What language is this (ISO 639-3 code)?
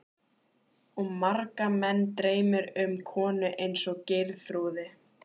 isl